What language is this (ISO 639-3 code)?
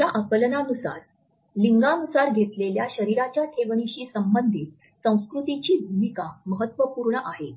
mar